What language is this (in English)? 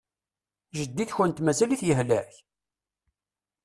Kabyle